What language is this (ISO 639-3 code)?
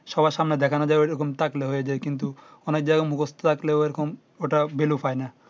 ben